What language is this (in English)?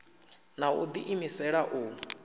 Venda